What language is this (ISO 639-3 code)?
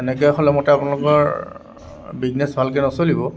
asm